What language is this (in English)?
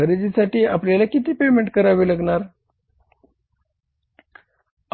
Marathi